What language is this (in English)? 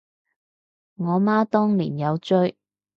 Cantonese